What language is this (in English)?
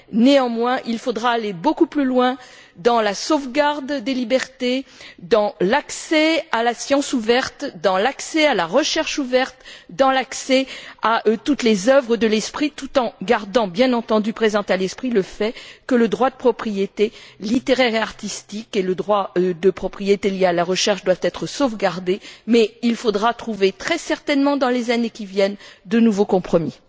French